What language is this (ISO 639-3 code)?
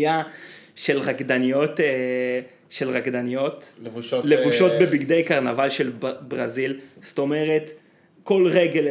heb